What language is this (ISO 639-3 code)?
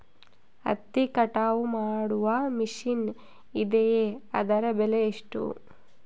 kan